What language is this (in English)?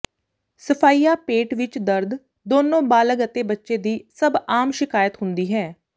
Punjabi